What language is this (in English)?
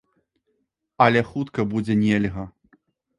Belarusian